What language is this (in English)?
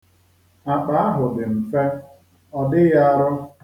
Igbo